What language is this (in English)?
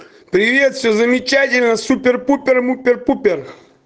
Russian